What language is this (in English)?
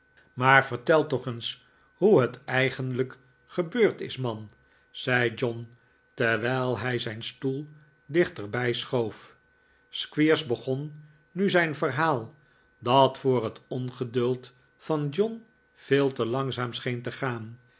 Dutch